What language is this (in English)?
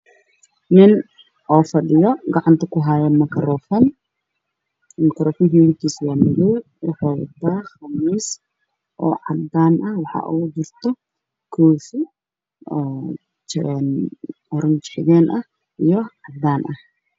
Somali